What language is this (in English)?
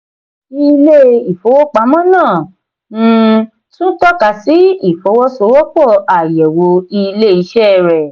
Yoruba